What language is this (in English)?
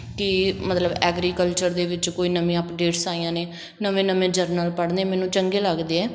Punjabi